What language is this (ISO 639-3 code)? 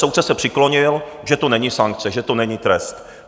ces